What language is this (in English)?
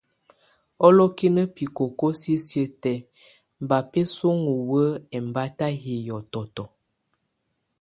Tunen